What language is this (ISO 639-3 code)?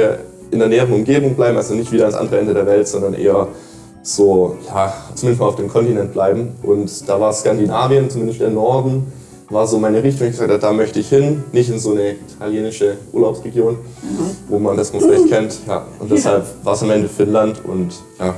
deu